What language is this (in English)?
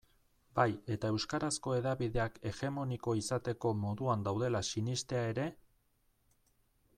Basque